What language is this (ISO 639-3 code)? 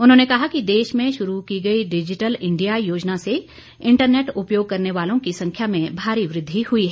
hin